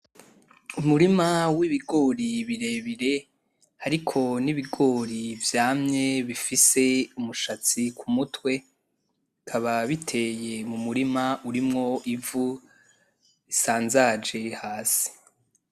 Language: Rundi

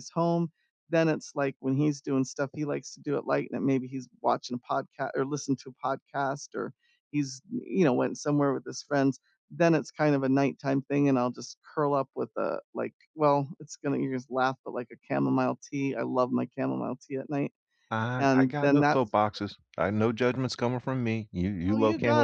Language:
English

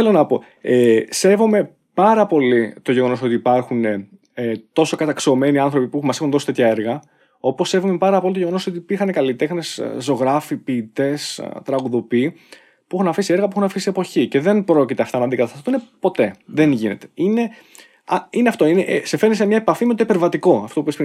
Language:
Greek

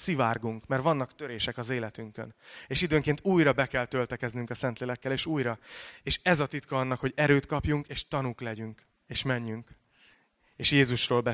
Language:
Hungarian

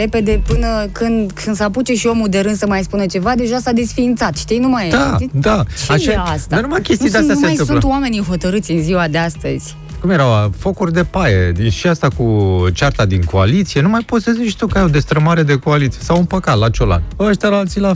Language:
Romanian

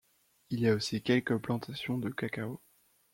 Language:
French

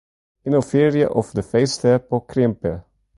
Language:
Western Frisian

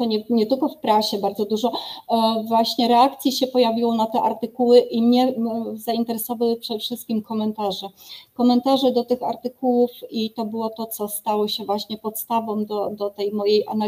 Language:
Polish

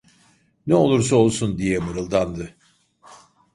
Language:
Turkish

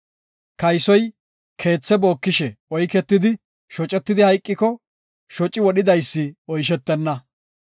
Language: Gofa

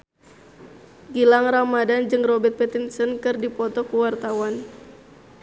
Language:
Sundanese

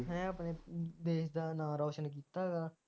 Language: Punjabi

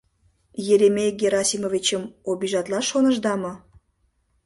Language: Mari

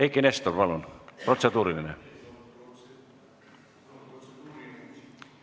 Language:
Estonian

